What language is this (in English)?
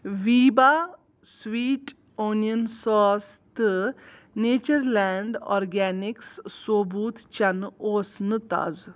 Kashmiri